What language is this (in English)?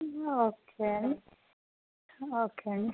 Telugu